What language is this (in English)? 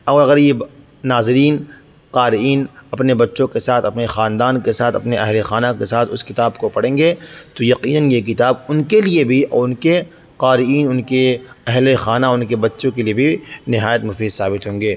Urdu